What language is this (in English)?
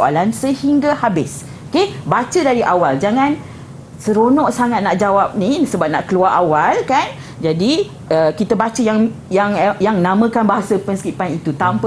Malay